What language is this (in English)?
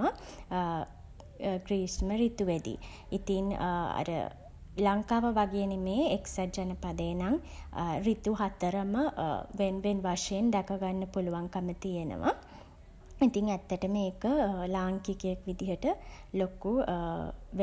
Sinhala